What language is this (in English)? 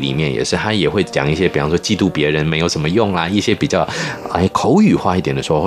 Chinese